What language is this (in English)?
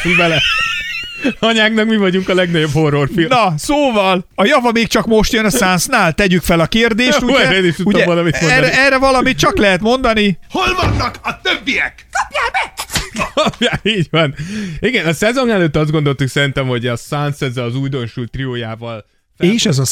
Hungarian